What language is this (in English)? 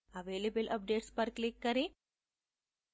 Hindi